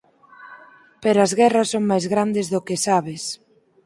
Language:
Galician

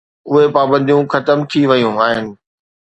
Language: Sindhi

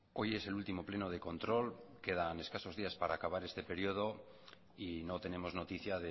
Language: Spanish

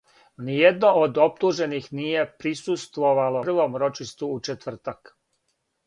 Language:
Serbian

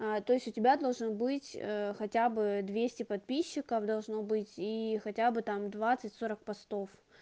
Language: Russian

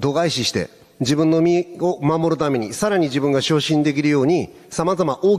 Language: Japanese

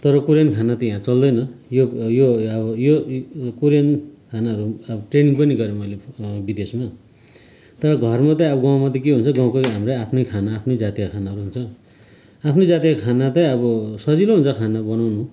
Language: Nepali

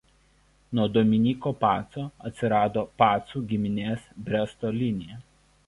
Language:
Lithuanian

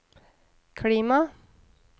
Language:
Norwegian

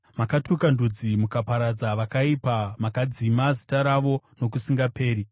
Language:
Shona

